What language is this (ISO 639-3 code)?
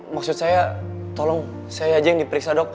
ind